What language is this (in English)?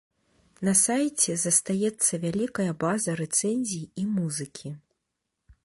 Belarusian